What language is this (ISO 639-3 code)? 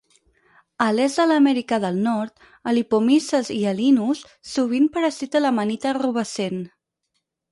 cat